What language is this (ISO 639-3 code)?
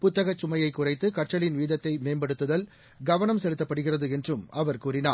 tam